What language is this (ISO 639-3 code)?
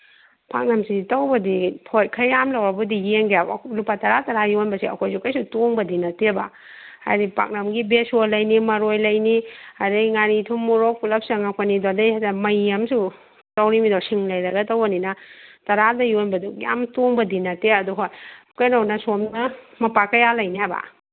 mni